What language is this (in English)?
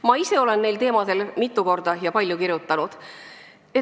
Estonian